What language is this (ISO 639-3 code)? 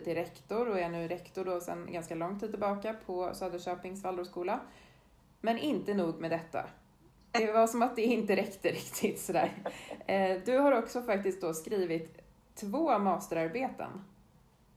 swe